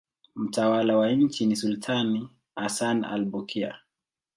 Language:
Swahili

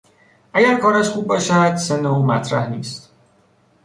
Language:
Persian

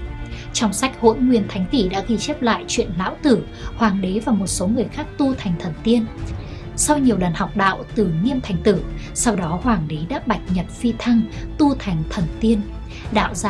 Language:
Vietnamese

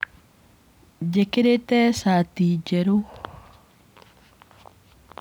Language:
Kikuyu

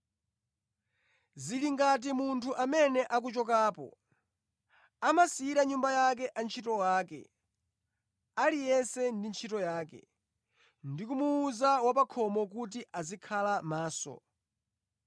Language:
Nyanja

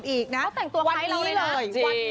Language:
Thai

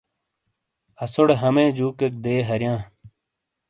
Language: Shina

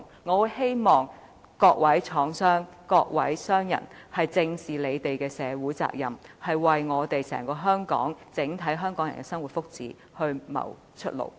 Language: Cantonese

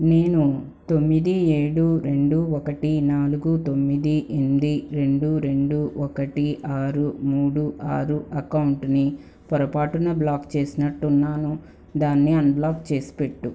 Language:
Telugu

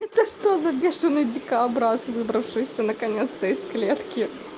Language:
Russian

